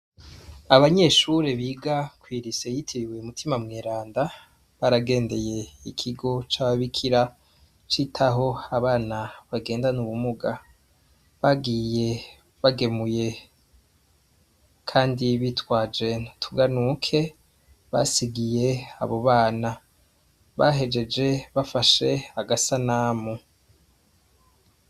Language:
Rundi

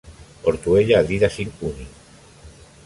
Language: Spanish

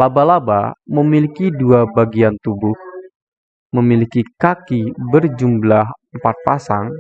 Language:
Indonesian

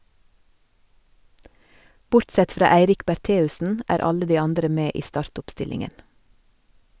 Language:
Norwegian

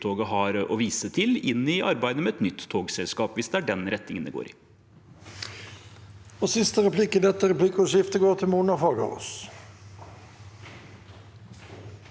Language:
Norwegian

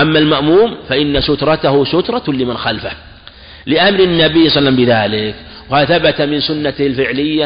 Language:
Arabic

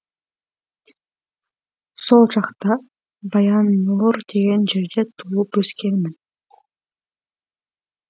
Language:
Kazakh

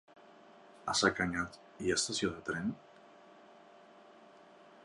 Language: Catalan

